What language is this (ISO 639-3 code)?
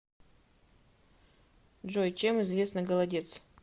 rus